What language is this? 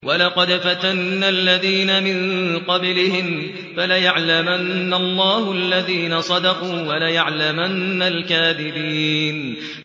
Arabic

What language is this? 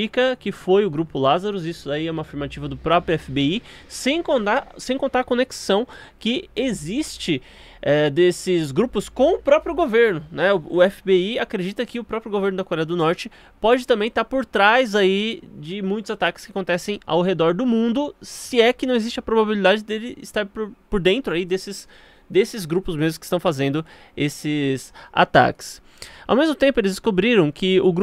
Portuguese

